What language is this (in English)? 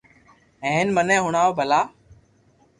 Loarki